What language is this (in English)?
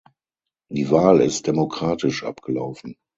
German